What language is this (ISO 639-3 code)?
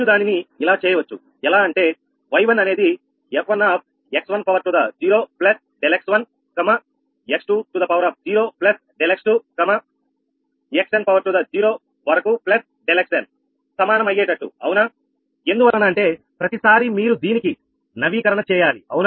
tel